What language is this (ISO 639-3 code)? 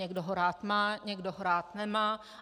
ces